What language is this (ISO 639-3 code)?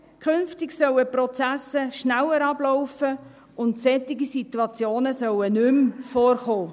gsw